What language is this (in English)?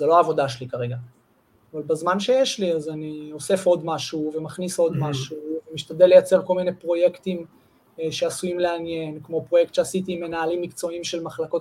Hebrew